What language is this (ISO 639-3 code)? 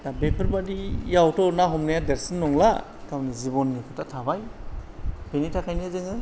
brx